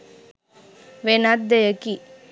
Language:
Sinhala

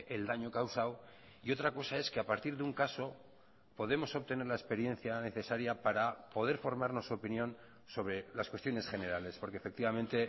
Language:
Spanish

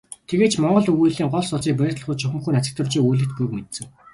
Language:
Mongolian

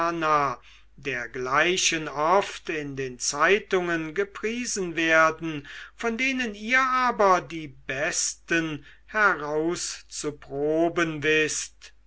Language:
German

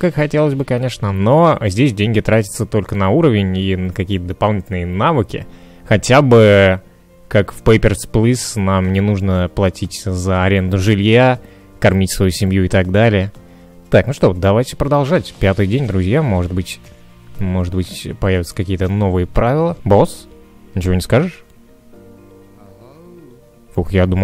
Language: Russian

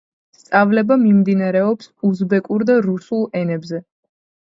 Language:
Georgian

